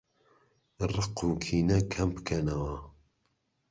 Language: Central Kurdish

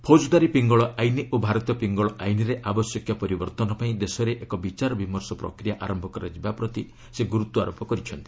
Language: Odia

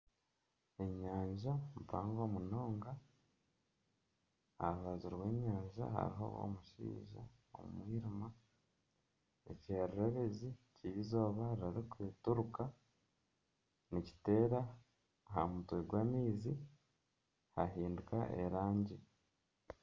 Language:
Nyankole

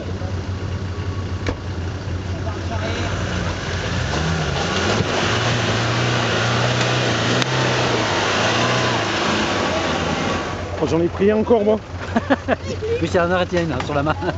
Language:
French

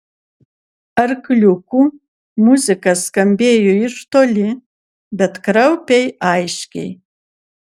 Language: Lithuanian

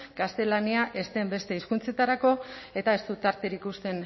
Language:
Basque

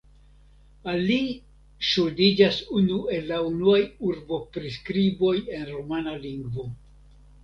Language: Esperanto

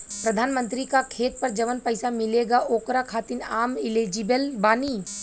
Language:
Bhojpuri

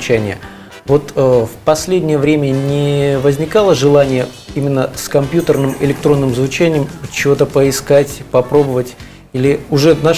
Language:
Russian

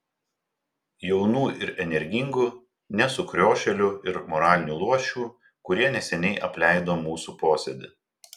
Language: Lithuanian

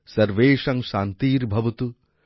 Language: Bangla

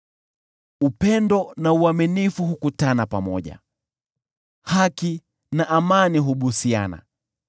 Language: Swahili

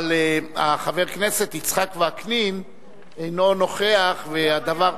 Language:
Hebrew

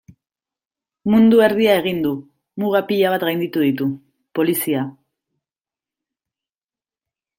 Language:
Basque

